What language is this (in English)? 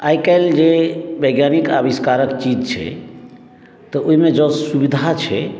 Maithili